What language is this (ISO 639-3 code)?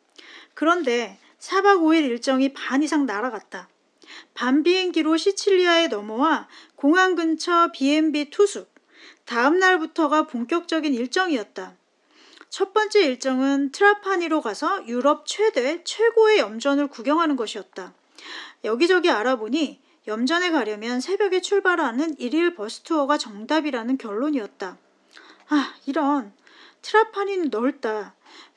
kor